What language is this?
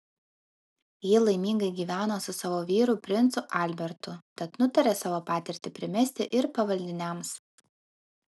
Lithuanian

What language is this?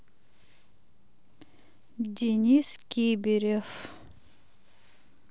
Russian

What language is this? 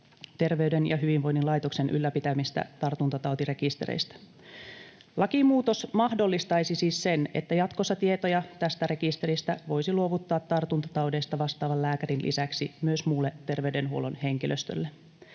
Finnish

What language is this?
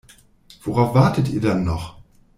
German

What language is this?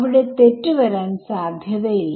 Malayalam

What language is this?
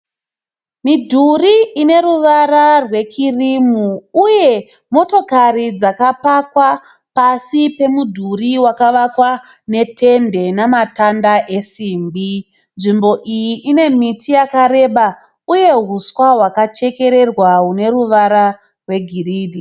Shona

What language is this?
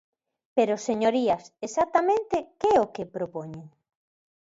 Galician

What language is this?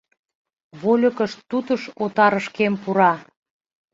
Mari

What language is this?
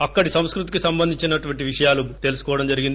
Telugu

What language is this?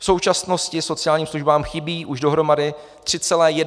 Czech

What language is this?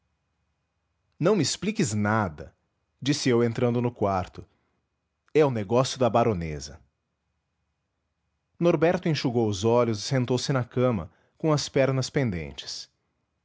Portuguese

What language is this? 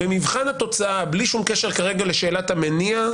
Hebrew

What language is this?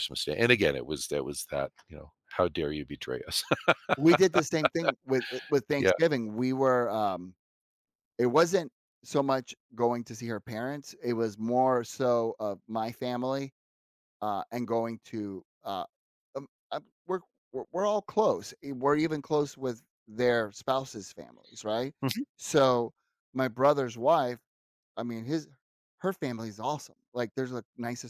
English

